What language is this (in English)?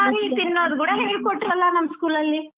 Kannada